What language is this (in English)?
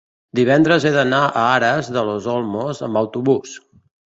Catalan